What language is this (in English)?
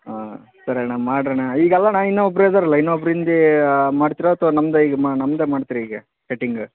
Kannada